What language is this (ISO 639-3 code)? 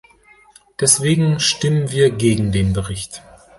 deu